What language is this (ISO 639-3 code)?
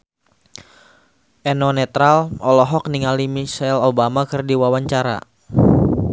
sun